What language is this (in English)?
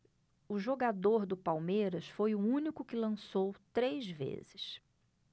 Portuguese